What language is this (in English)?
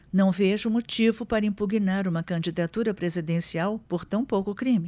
Portuguese